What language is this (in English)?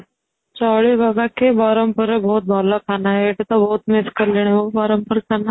Odia